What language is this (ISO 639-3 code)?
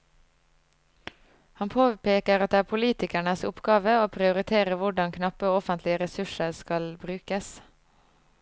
nor